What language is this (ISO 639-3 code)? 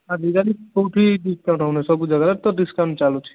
ori